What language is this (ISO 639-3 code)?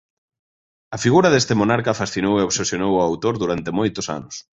glg